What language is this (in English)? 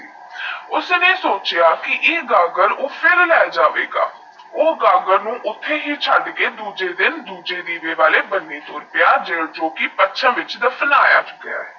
Punjabi